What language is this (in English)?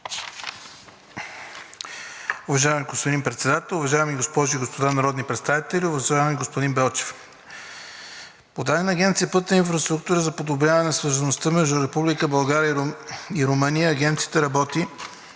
Bulgarian